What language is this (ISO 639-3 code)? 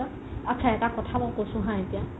asm